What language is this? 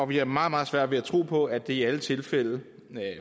Danish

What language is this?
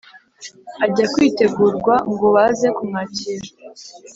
Kinyarwanda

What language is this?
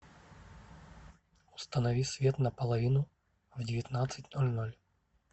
Russian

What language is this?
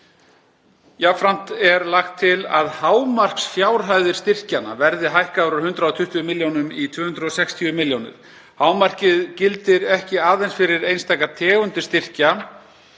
Icelandic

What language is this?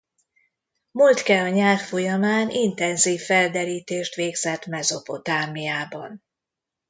Hungarian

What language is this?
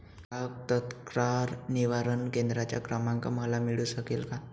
Marathi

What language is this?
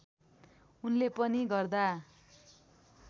Nepali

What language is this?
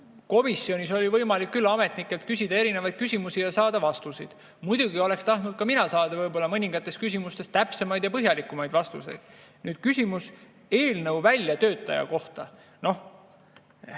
Estonian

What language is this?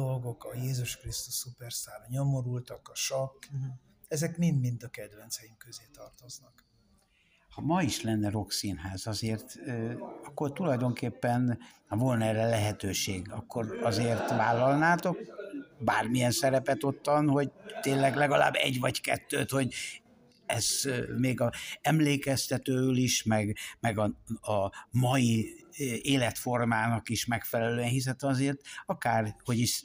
Hungarian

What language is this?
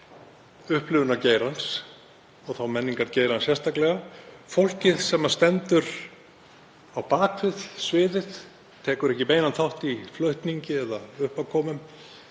Icelandic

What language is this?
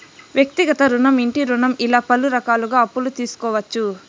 Telugu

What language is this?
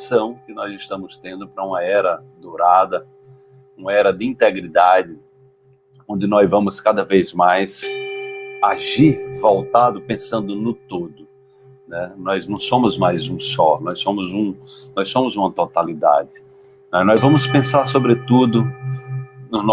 Portuguese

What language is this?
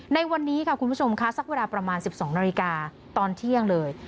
Thai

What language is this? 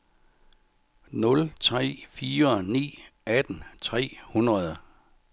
Danish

